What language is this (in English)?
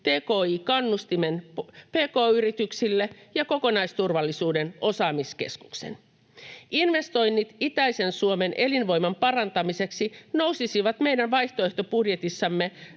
Finnish